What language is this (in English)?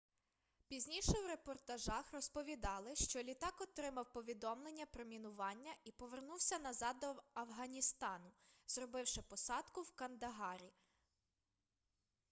Ukrainian